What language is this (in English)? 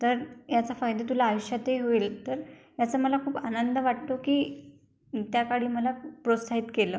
Marathi